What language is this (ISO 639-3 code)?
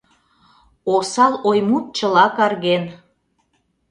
chm